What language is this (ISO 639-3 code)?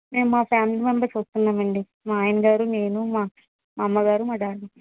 tel